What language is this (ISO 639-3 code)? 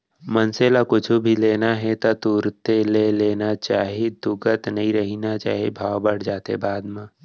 hne